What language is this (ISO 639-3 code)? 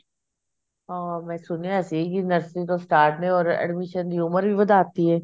pan